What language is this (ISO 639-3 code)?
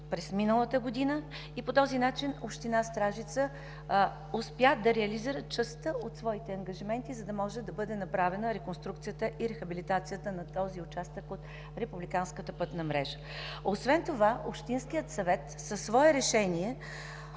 bul